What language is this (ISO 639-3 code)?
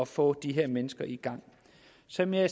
dan